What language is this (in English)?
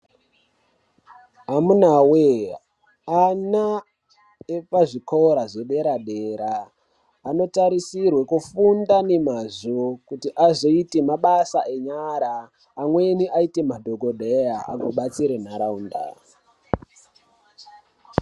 Ndau